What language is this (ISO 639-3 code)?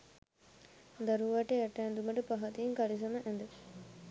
sin